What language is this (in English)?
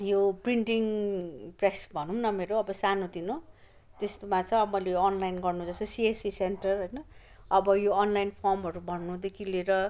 Nepali